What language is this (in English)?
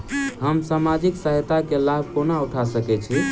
Maithili